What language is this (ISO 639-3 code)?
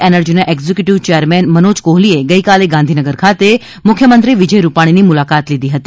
guj